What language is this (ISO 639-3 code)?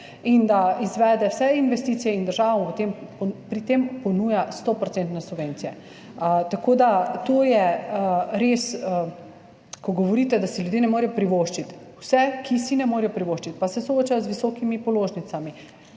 slv